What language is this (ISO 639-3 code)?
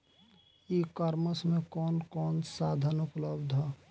bho